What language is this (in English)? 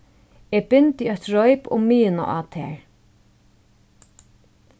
Faroese